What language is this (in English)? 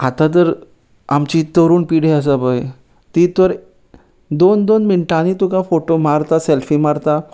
Konkani